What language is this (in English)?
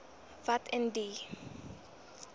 Afrikaans